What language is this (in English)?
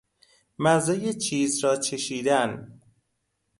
Persian